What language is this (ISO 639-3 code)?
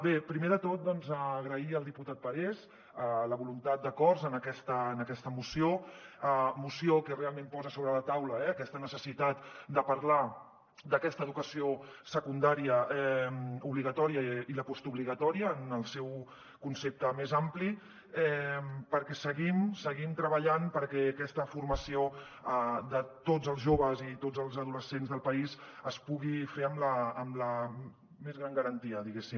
cat